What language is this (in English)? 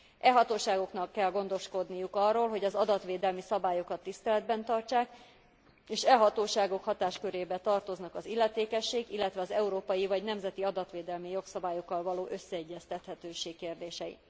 Hungarian